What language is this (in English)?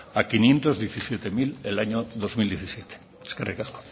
Spanish